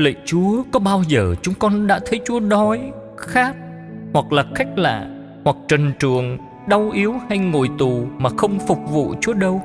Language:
Vietnamese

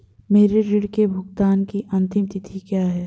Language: Hindi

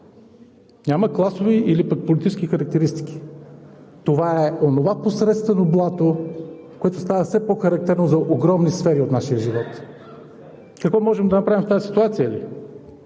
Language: Bulgarian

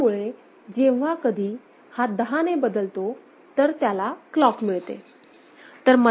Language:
Marathi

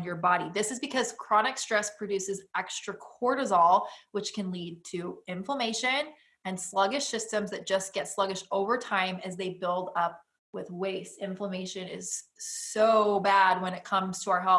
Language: English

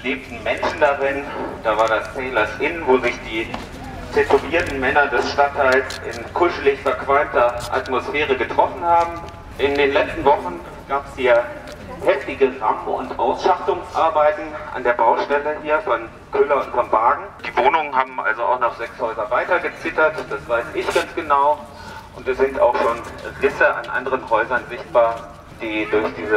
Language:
German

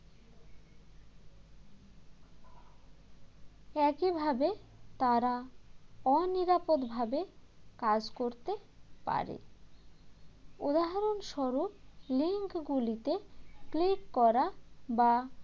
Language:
Bangla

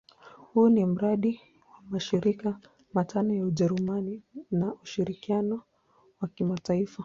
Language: Swahili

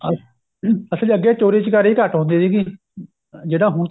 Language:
Punjabi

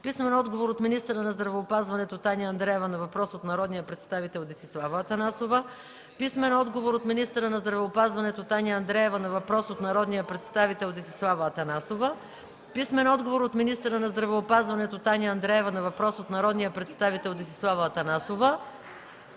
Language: Bulgarian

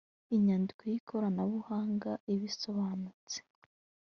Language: Kinyarwanda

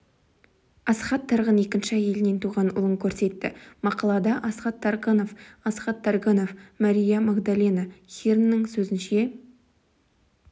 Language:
Kazakh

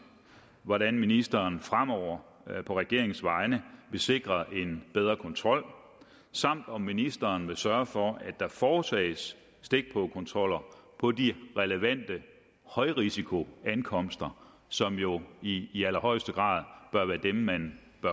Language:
Danish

